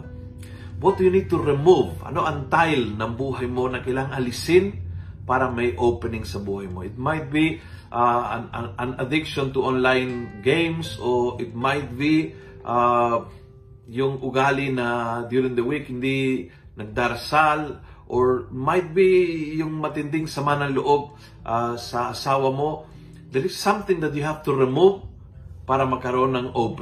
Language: Filipino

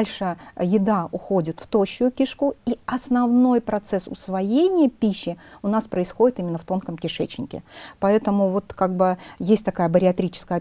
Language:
Russian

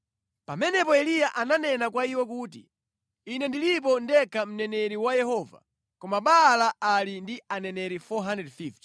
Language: Nyanja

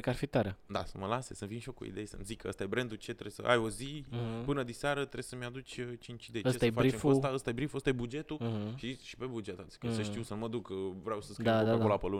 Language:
Romanian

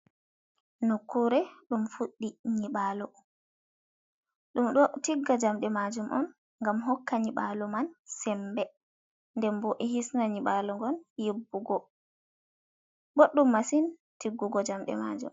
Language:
Fula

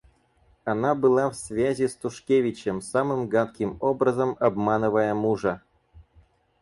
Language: Russian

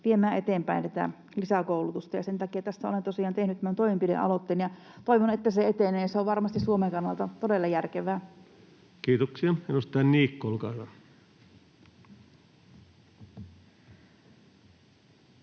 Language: Finnish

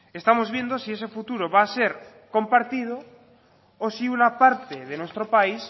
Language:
Spanish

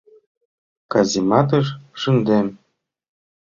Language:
Mari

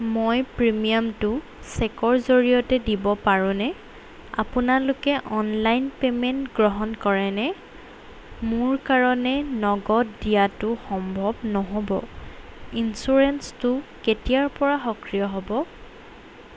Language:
Assamese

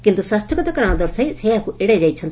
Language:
Odia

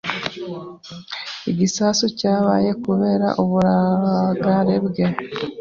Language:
Kinyarwanda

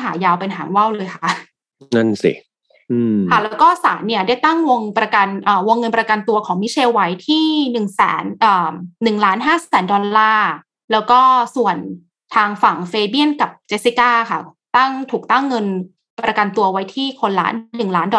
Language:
Thai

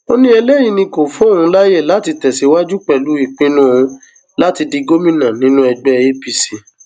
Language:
Yoruba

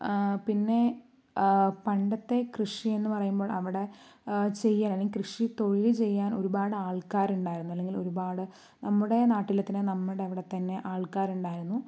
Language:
Malayalam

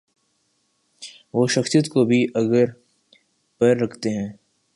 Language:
Urdu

